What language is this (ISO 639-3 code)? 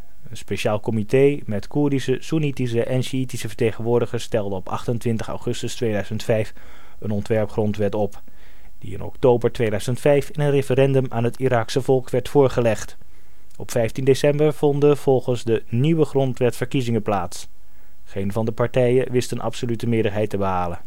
nld